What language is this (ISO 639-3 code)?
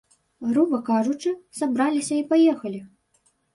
bel